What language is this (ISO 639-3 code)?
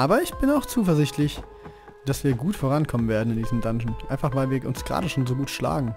deu